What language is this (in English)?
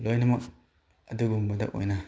Manipuri